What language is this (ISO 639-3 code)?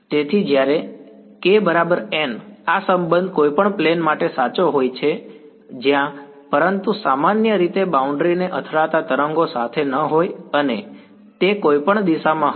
guj